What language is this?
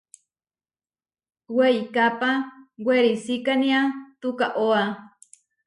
Huarijio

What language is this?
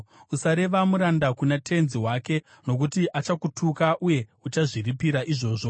Shona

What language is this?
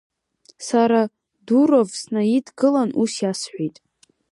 Abkhazian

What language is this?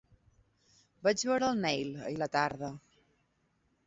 Catalan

